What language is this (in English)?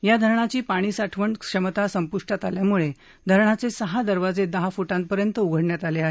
Marathi